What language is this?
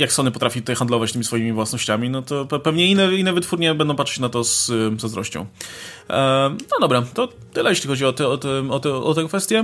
Polish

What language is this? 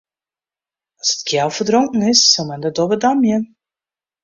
Western Frisian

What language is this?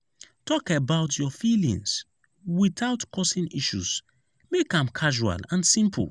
Nigerian Pidgin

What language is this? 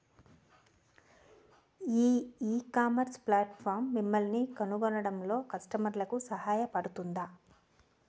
Telugu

